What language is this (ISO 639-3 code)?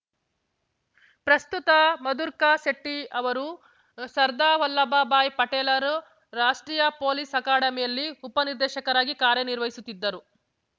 kan